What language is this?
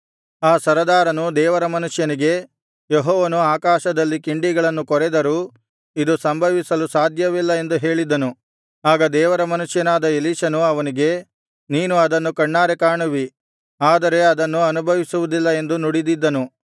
Kannada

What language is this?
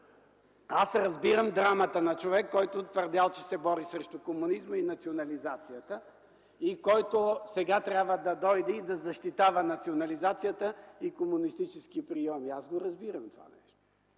Bulgarian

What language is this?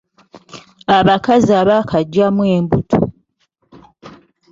Ganda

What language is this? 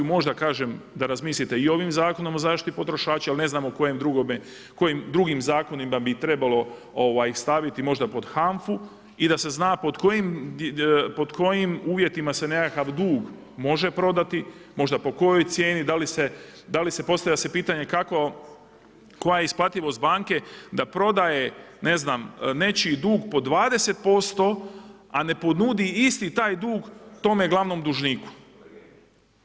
Croatian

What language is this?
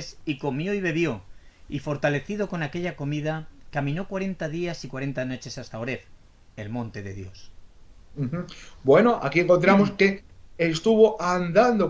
Spanish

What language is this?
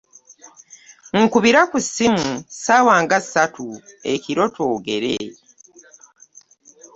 Ganda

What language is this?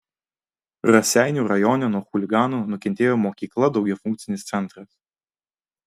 Lithuanian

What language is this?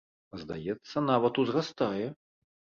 Belarusian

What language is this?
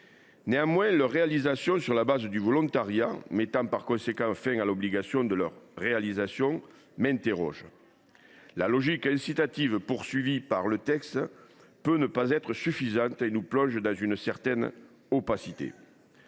French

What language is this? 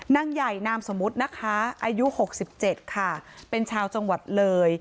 Thai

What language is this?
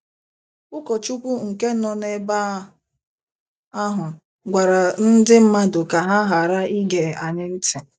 Igbo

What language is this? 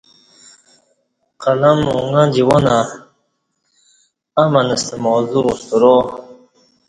Kati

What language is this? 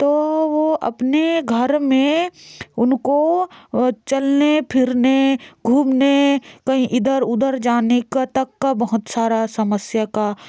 Hindi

